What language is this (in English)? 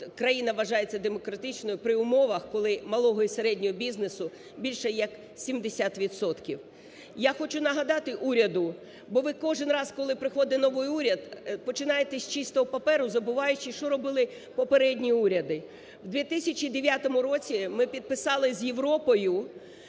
Ukrainian